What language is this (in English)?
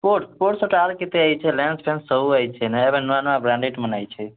Odia